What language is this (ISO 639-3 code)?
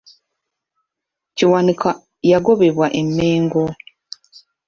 lug